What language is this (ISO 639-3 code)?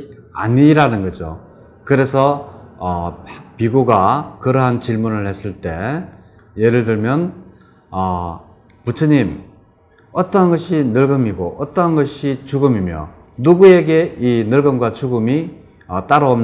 kor